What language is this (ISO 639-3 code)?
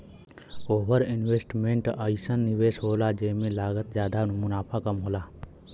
bho